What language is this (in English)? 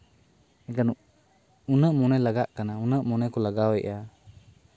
Santali